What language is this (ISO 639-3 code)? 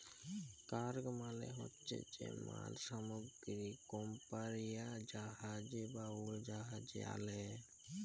ben